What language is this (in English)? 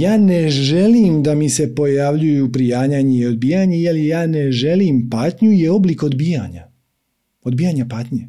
Croatian